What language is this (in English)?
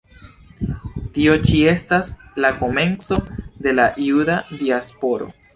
Esperanto